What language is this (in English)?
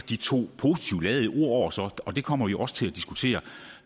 Danish